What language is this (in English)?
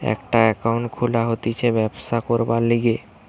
Bangla